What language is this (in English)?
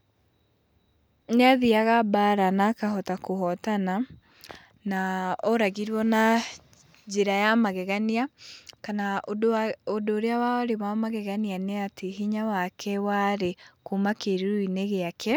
Kikuyu